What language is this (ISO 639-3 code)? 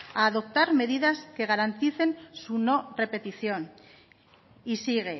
spa